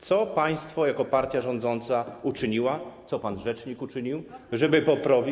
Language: Polish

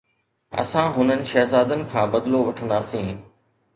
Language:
Sindhi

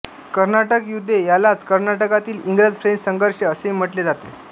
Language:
Marathi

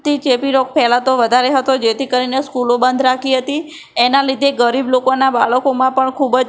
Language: Gujarati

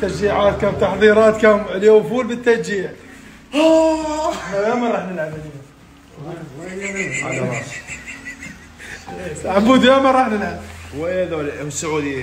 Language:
Arabic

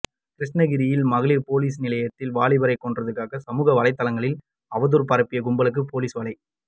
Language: Tamil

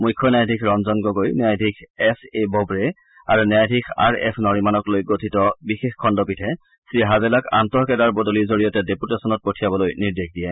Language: Assamese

